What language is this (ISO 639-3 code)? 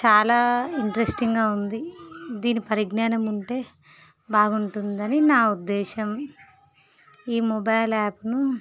tel